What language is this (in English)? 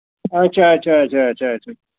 Kashmiri